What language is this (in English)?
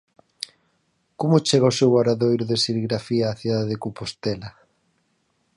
Galician